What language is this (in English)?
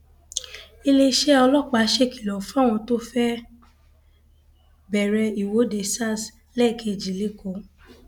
Yoruba